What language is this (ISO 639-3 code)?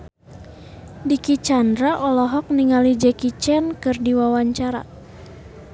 sun